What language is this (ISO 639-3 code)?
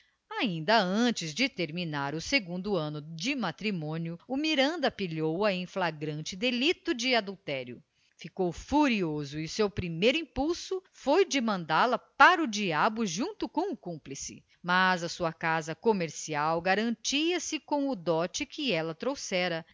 por